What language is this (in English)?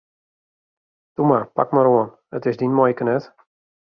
Western Frisian